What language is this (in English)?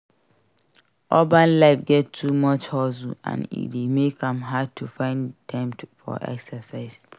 Nigerian Pidgin